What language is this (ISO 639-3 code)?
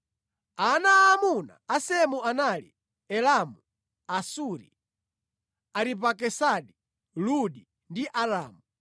nya